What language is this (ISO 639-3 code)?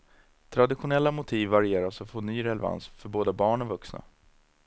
swe